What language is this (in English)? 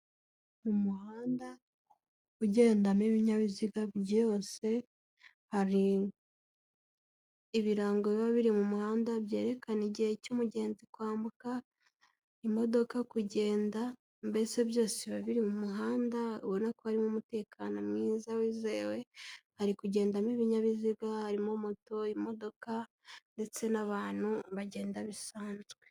Kinyarwanda